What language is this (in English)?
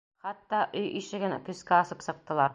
Bashkir